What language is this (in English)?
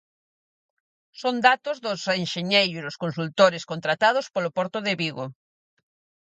Galician